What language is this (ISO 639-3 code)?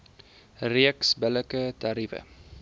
afr